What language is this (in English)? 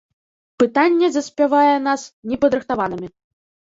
Belarusian